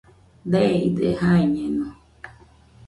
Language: Nüpode Huitoto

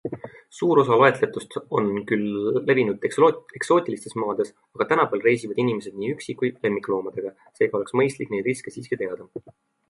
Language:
Estonian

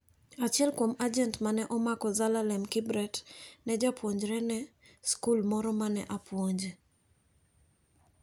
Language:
Luo (Kenya and Tanzania)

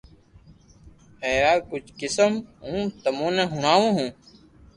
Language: Loarki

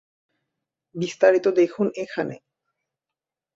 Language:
Bangla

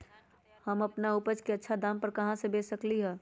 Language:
Magahi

